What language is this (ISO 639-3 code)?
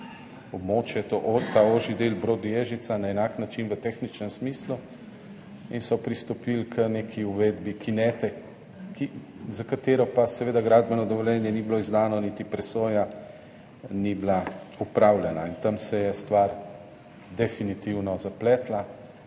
slv